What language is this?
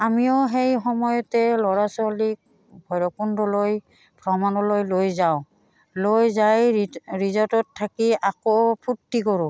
Assamese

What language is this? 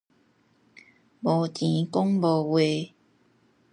Min Nan Chinese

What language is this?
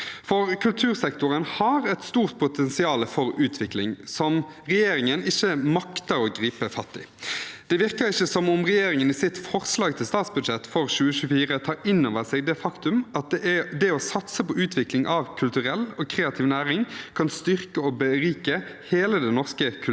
Norwegian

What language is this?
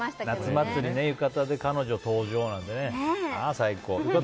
Japanese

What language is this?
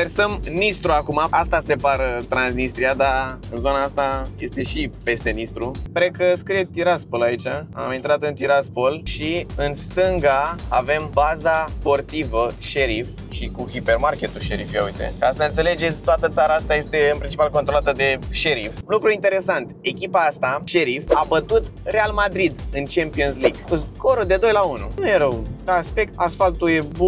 Romanian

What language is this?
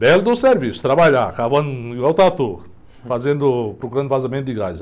Portuguese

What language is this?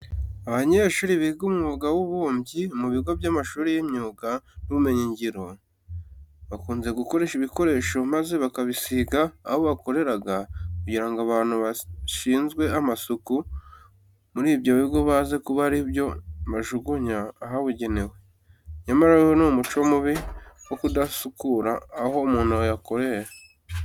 Kinyarwanda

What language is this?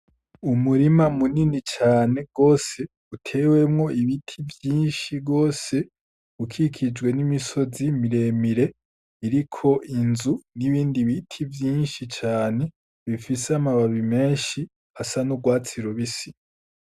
Rundi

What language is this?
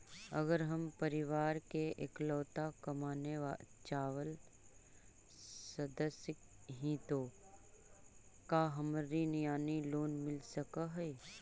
Magahi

